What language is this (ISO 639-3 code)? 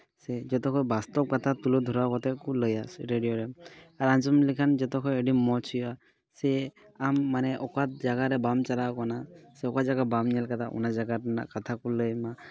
sat